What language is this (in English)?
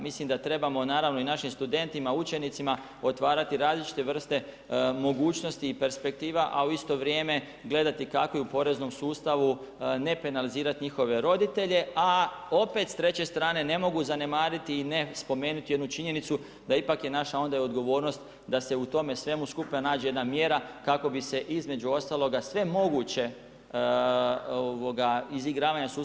Croatian